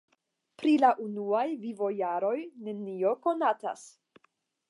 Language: Esperanto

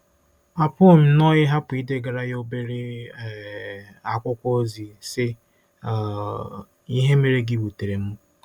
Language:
Igbo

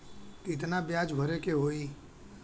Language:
Bhojpuri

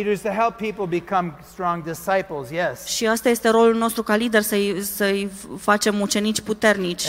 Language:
Romanian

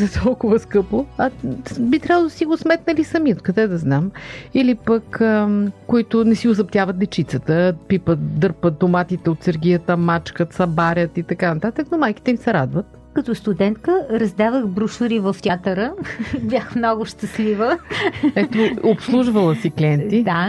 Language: Bulgarian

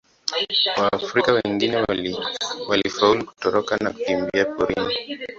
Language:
Swahili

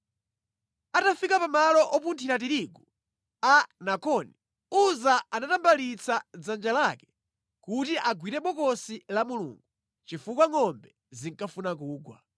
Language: Nyanja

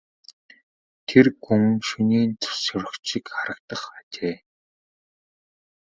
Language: Mongolian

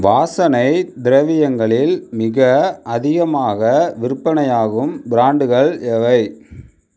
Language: Tamil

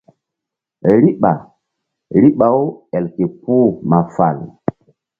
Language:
Mbum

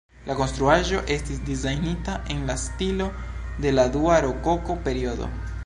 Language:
Esperanto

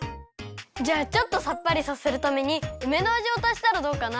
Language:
Japanese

